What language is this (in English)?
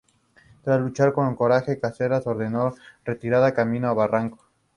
Spanish